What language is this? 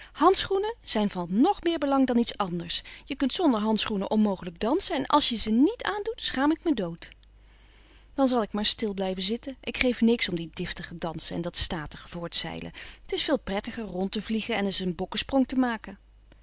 Dutch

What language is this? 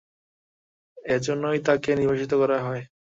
Bangla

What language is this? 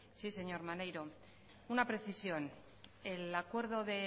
Spanish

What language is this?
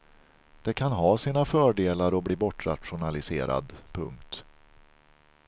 Swedish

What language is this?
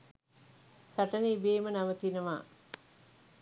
Sinhala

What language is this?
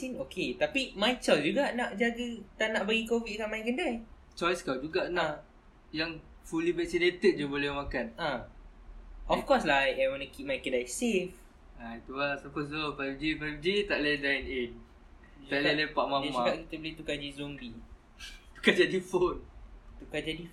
Malay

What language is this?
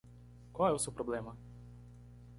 Portuguese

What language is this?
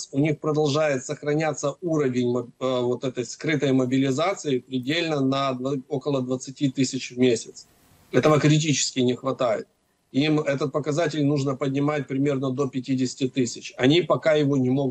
Russian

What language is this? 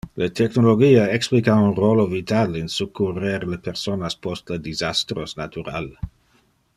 Interlingua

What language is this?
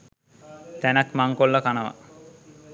Sinhala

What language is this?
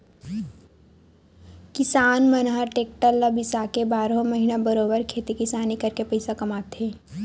Chhattisgarhi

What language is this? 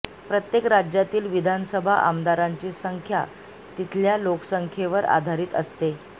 Marathi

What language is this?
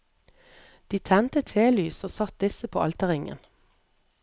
Norwegian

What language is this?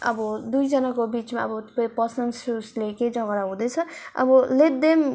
Nepali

